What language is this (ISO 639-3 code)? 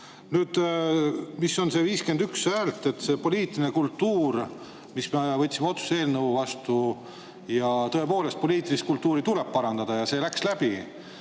est